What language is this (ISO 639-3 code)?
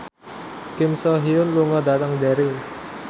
jav